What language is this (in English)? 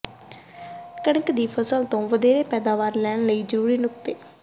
Punjabi